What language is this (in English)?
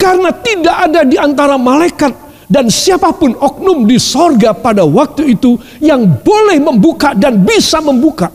Indonesian